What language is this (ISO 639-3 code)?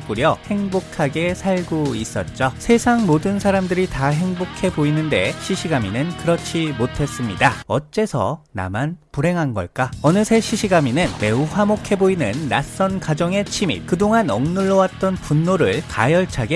kor